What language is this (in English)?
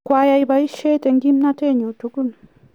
Kalenjin